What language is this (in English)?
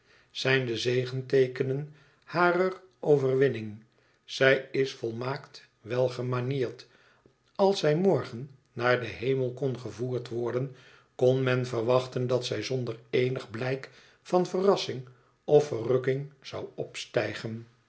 Dutch